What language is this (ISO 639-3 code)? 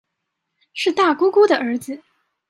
zho